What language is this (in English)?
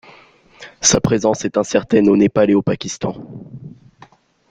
French